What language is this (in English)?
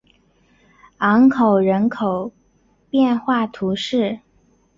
Chinese